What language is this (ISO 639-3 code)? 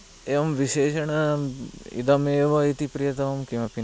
san